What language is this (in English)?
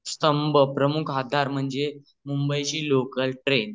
Marathi